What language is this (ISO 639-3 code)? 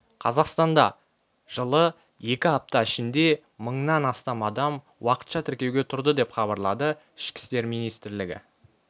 kaz